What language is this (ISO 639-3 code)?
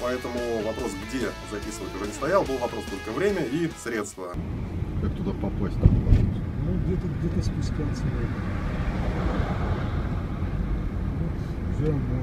rus